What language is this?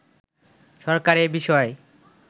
Bangla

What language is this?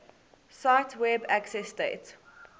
English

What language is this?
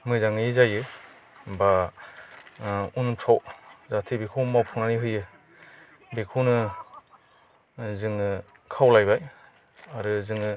Bodo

